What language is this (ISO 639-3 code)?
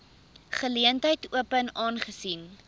afr